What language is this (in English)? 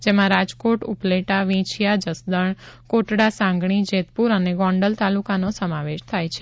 Gujarati